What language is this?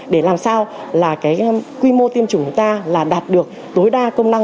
Vietnamese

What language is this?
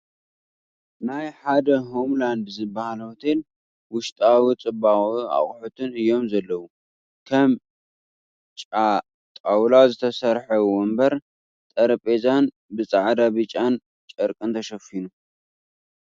Tigrinya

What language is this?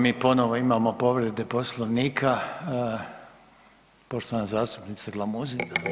Croatian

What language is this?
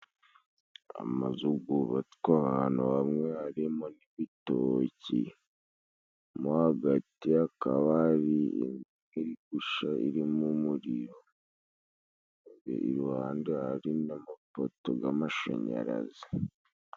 Kinyarwanda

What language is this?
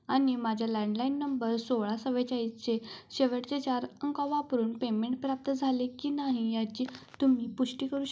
Marathi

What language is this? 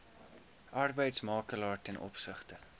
Afrikaans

